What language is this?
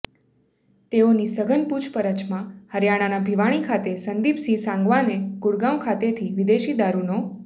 Gujarati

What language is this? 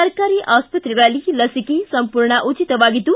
Kannada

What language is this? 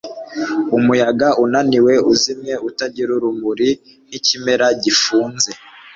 Kinyarwanda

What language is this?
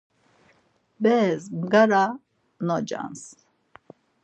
Laz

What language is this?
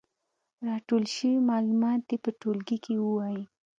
Pashto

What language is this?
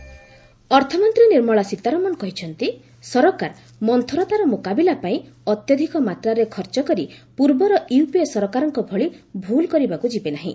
Odia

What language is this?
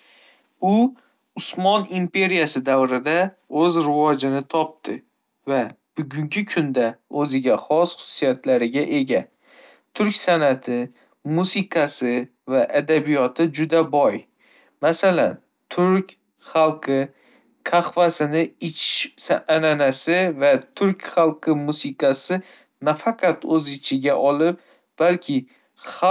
Uzbek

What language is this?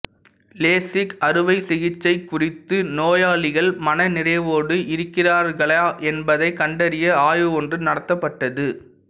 Tamil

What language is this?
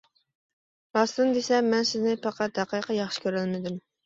Uyghur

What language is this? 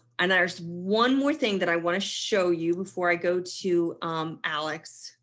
English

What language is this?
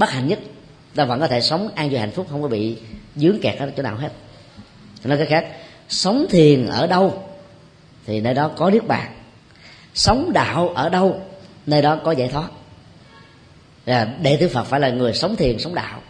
Vietnamese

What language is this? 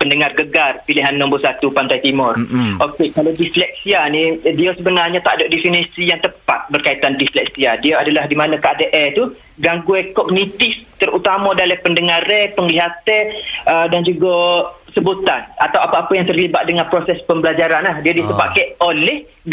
Malay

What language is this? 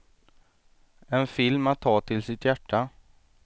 Swedish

